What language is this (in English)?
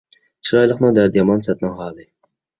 Uyghur